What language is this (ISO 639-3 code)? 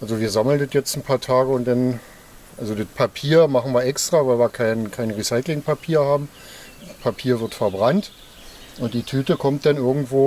deu